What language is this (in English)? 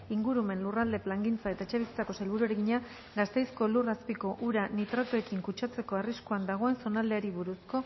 Basque